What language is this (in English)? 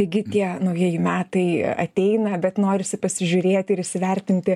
Lithuanian